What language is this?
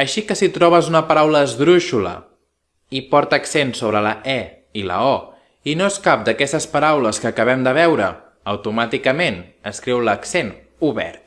Catalan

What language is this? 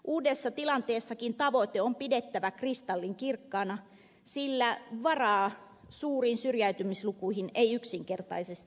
Finnish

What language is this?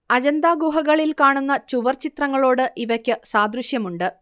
Malayalam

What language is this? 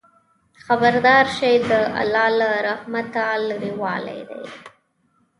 Pashto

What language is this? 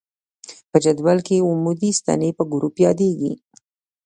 Pashto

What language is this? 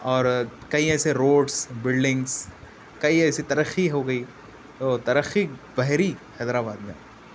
Urdu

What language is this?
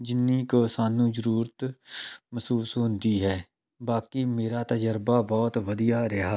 Punjabi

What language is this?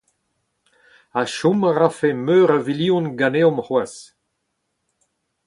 Breton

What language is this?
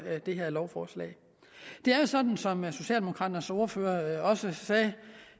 Danish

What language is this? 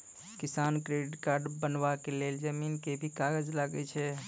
Maithili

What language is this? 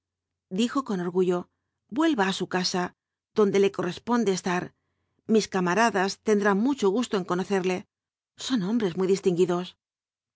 Spanish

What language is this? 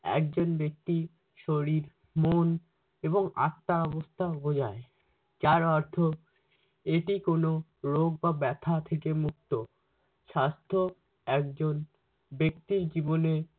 Bangla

